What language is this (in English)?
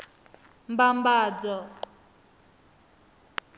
Venda